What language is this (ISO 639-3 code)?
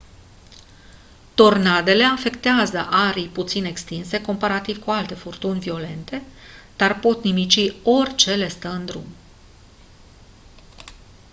ron